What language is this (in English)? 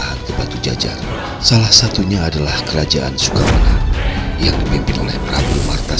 Indonesian